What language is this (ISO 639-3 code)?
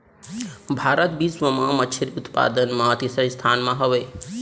hne